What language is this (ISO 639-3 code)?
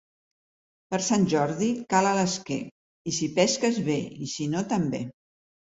cat